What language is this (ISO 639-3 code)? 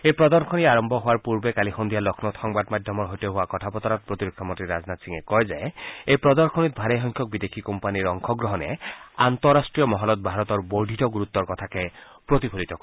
asm